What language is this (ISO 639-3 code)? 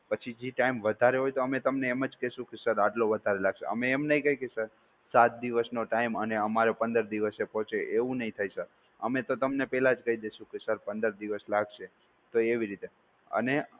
guj